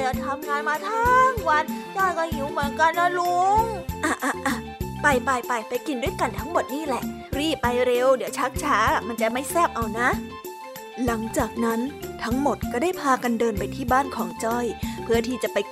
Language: Thai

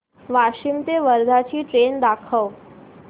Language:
Marathi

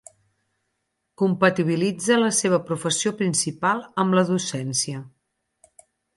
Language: Catalan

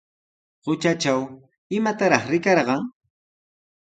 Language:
Sihuas Ancash Quechua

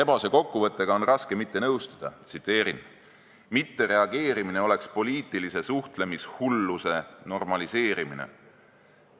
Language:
Estonian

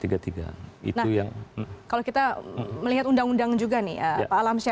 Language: Indonesian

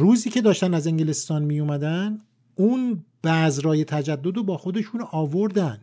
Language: Persian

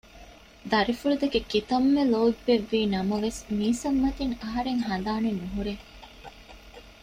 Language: Divehi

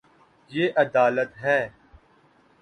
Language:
Urdu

